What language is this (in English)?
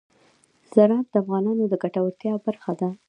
Pashto